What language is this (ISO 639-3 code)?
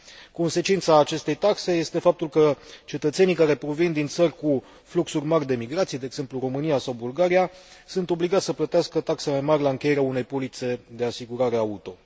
ron